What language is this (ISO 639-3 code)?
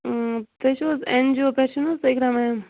kas